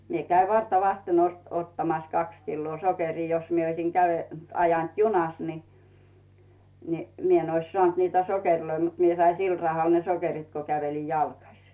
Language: Finnish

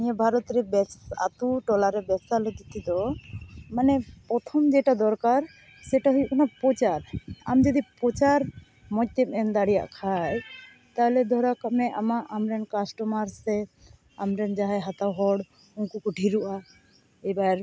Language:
Santali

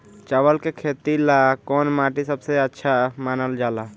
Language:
Bhojpuri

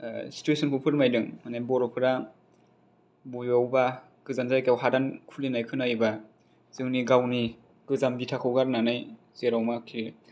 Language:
Bodo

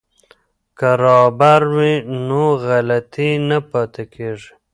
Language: Pashto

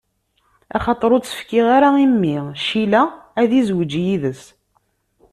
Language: Kabyle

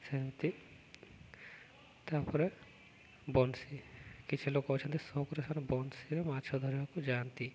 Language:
Odia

